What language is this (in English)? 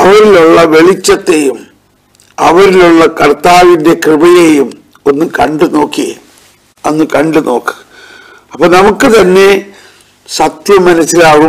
Malayalam